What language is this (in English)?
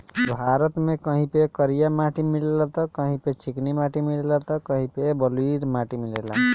Bhojpuri